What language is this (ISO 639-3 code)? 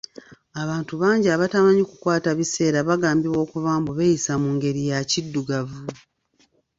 lug